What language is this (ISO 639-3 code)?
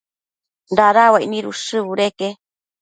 mcf